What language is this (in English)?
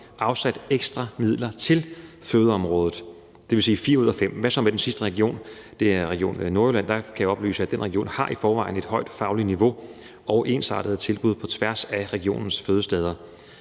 Danish